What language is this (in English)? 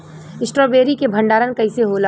Bhojpuri